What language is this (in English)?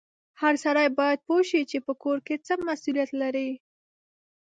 Pashto